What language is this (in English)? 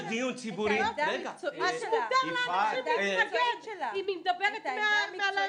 Hebrew